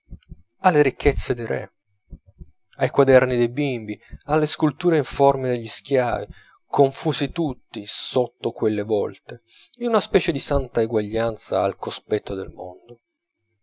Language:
Italian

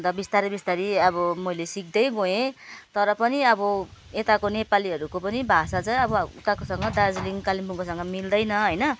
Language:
Nepali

